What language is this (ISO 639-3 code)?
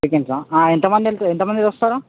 tel